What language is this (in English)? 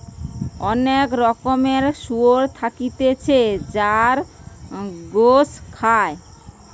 Bangla